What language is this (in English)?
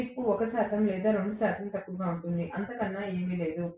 Telugu